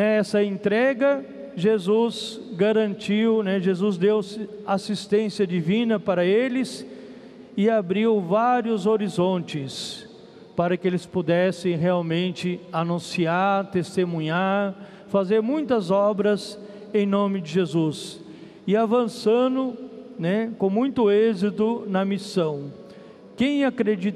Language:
Portuguese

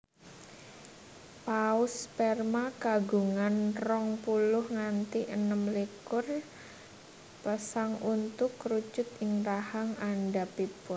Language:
Javanese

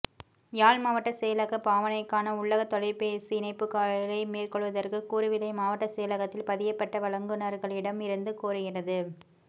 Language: Tamil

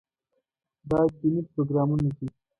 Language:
Pashto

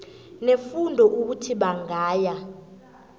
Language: South Ndebele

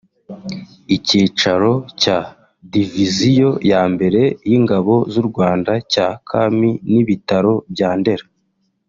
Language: Kinyarwanda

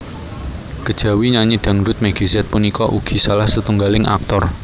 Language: Javanese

